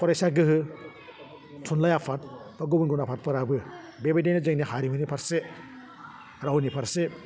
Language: Bodo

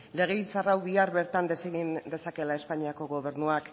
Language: Basque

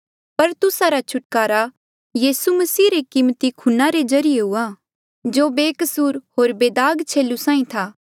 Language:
Mandeali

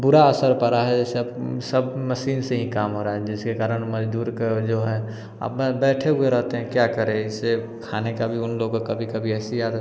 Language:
Hindi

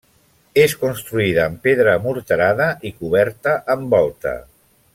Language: Catalan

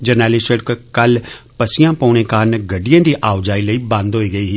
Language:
Dogri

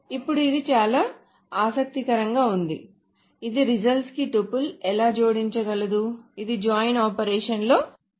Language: Telugu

